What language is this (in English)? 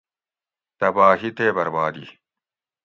Gawri